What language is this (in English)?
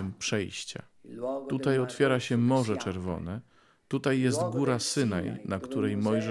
Polish